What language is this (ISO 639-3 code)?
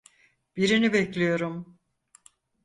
tur